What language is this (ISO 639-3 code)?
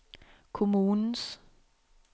dan